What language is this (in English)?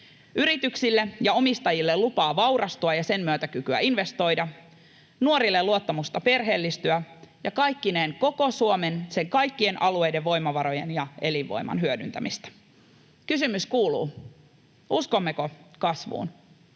Finnish